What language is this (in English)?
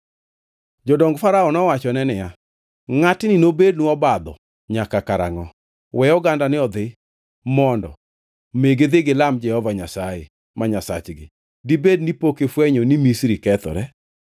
Luo (Kenya and Tanzania)